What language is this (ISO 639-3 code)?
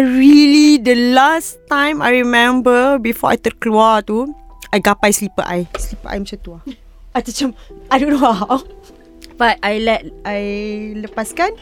msa